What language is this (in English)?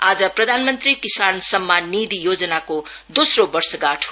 Nepali